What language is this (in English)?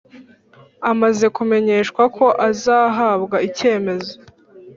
Kinyarwanda